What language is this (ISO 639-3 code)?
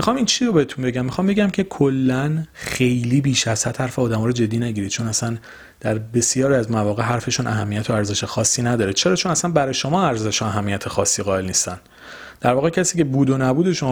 fas